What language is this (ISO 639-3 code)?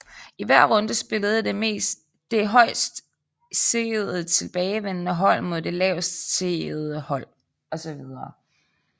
dan